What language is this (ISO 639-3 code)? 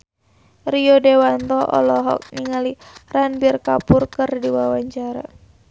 sun